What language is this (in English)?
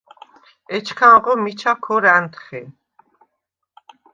Svan